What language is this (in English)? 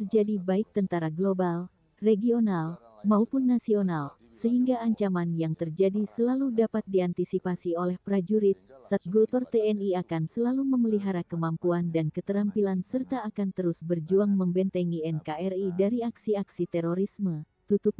Indonesian